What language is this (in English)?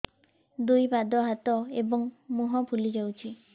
Odia